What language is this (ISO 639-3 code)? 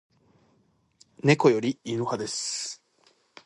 jpn